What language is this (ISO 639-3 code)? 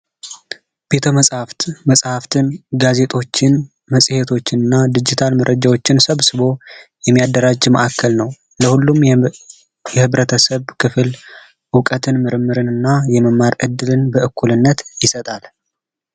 amh